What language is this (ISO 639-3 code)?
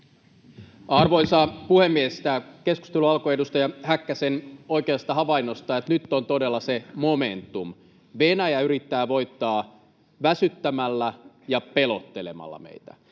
fin